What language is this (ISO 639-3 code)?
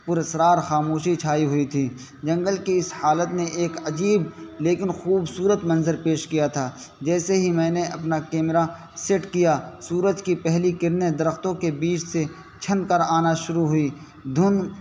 urd